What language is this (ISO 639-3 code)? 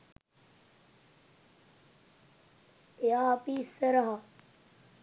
sin